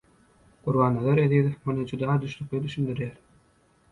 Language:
Turkmen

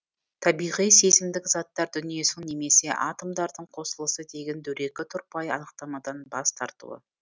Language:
Kazakh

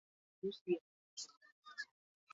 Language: Basque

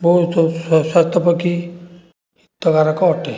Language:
Odia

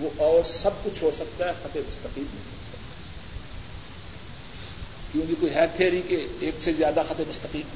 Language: Urdu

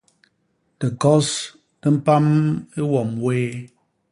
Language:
Basaa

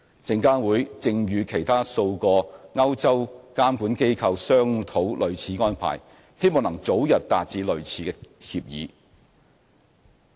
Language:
Cantonese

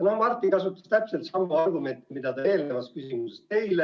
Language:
Estonian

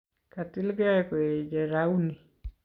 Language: Kalenjin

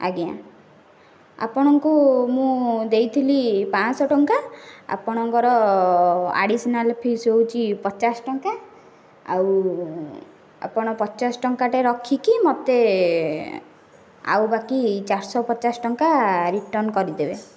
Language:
Odia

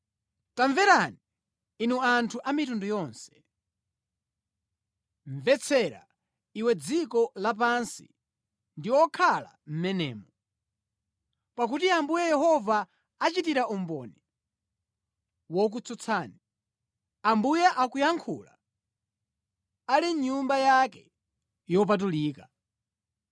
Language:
Nyanja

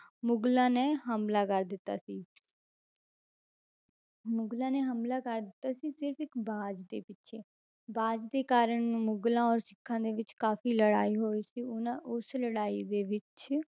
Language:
Punjabi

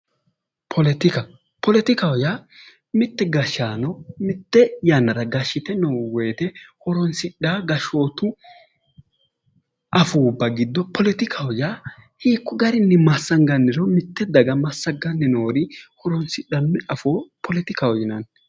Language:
Sidamo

